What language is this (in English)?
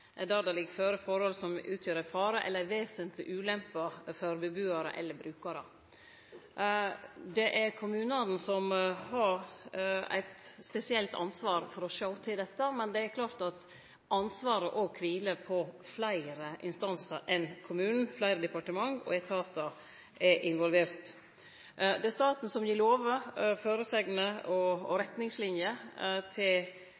Norwegian Nynorsk